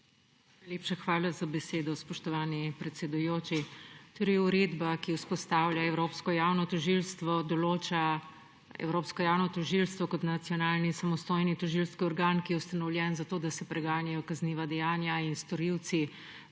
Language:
Slovenian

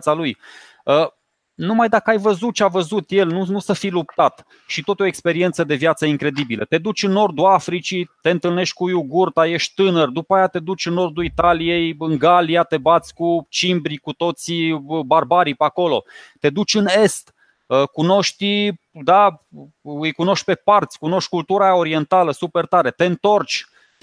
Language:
Romanian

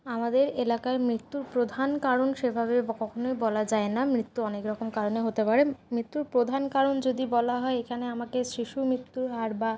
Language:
Bangla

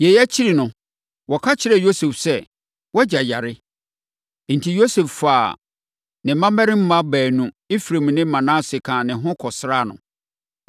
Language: Akan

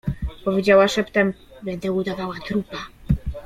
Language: Polish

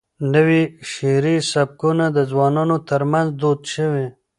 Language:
Pashto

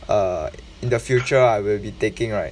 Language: English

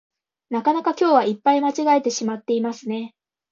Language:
Japanese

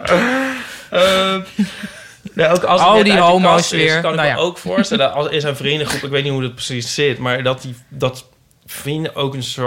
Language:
Dutch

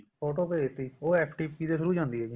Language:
Punjabi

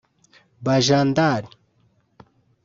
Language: Kinyarwanda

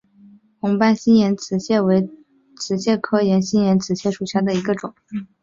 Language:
Chinese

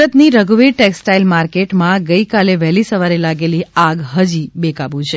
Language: Gujarati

